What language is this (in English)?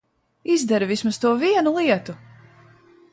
Latvian